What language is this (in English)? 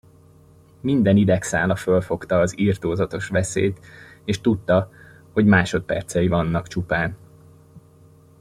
Hungarian